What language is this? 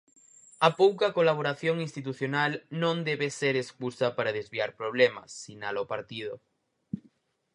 Galician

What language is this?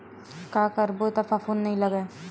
Chhattisgarhi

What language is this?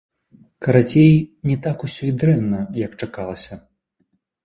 Belarusian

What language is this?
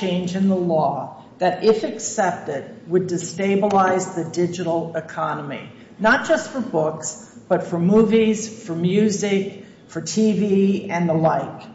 English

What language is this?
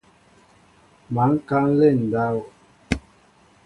Mbo (Cameroon)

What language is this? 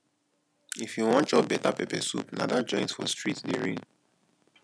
Nigerian Pidgin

